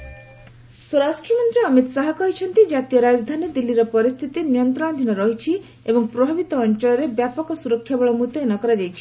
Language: Odia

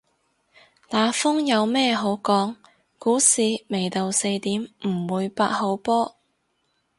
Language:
Cantonese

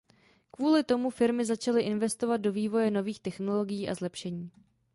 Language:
Czech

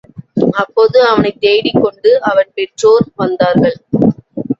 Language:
Tamil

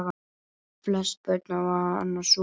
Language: Icelandic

